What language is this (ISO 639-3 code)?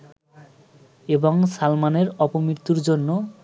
ben